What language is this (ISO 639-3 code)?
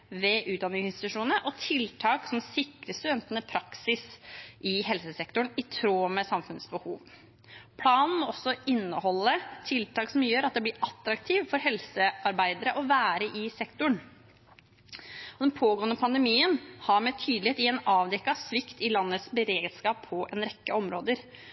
nob